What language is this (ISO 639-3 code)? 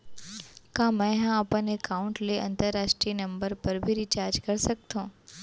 hne